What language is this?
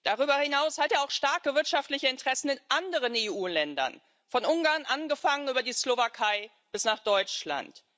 German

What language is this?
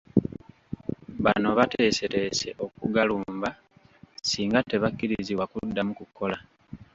Ganda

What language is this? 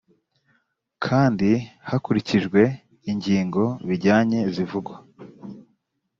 Kinyarwanda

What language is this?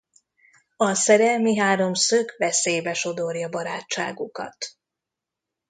Hungarian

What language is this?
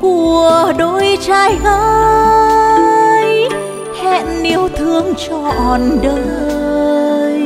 Vietnamese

